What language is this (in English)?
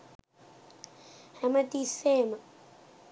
Sinhala